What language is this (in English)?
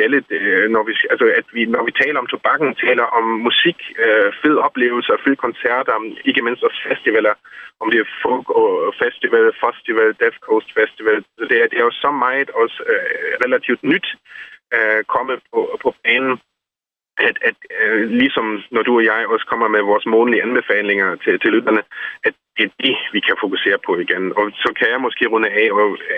Danish